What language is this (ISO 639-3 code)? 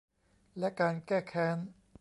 tha